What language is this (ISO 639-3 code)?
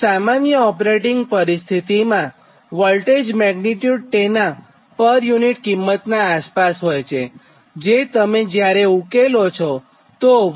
guj